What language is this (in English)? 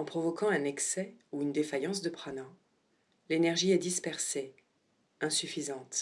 French